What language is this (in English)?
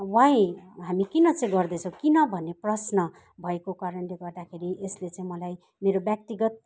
Nepali